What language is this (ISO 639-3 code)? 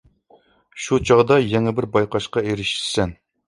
uig